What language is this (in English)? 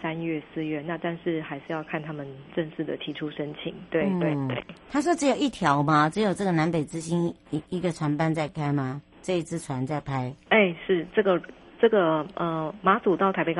Chinese